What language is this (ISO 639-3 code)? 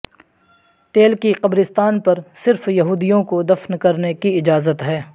urd